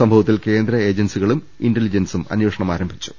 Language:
Malayalam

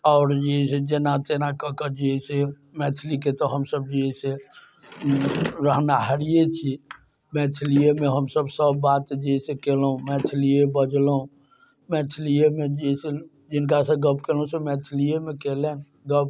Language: Maithili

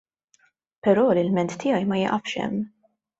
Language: Maltese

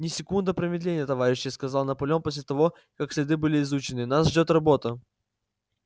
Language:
Russian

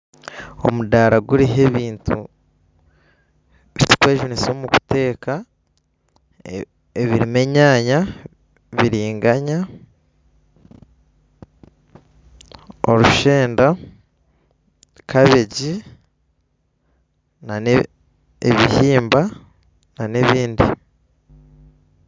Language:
Nyankole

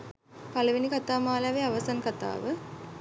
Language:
Sinhala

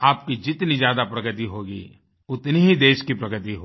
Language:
Hindi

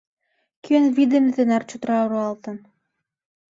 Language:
Mari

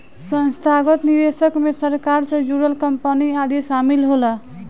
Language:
Bhojpuri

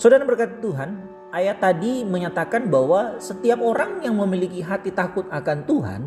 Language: Indonesian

